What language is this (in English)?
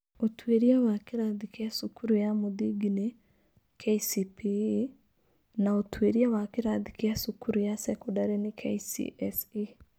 Kikuyu